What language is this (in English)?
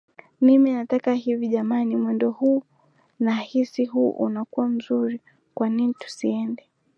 Swahili